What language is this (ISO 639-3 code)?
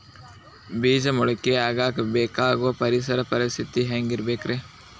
kan